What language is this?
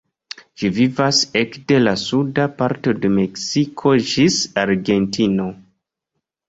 Esperanto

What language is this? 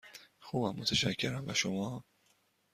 Persian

